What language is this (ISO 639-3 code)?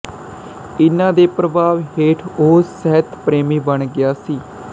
pan